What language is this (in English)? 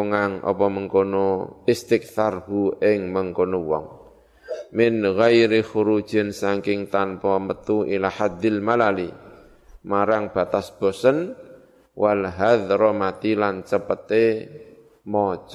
Indonesian